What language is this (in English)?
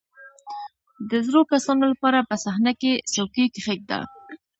Pashto